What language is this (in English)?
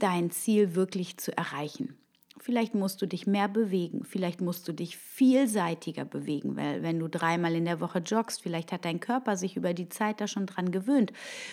German